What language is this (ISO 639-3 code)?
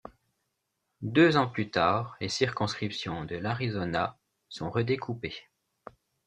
fra